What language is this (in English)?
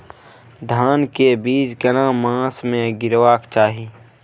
Maithili